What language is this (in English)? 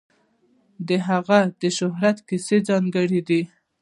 Pashto